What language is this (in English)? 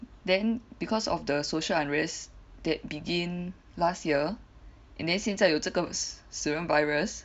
English